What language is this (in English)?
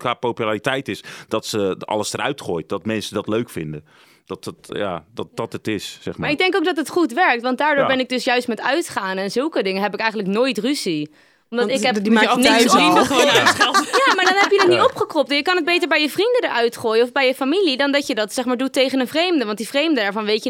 Dutch